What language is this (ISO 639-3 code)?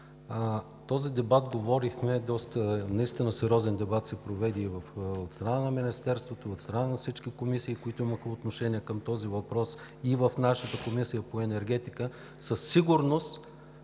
bul